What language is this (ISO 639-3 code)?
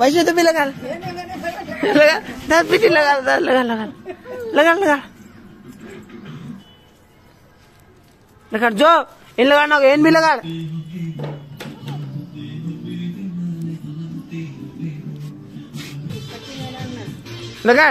ara